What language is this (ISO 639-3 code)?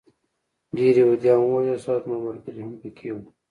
pus